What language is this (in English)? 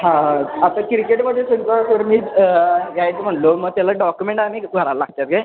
Marathi